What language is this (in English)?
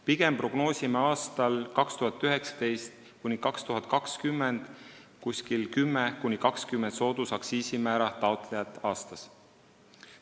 Estonian